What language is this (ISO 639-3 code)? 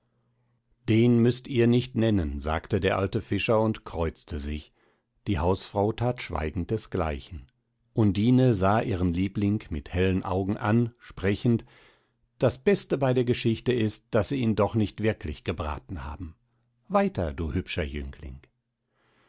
deu